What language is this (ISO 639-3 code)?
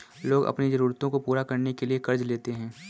hin